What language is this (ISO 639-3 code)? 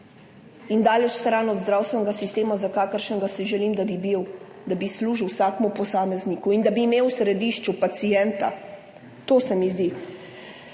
slv